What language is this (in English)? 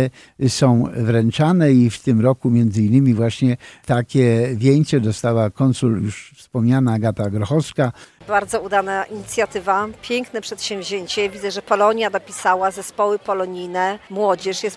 Polish